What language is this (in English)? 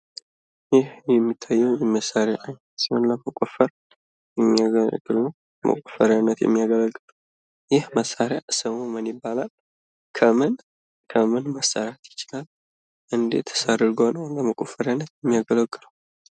Amharic